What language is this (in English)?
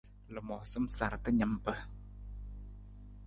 Nawdm